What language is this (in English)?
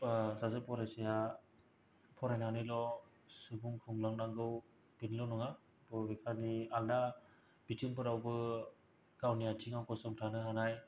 Bodo